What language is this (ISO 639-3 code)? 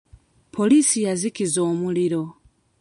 lug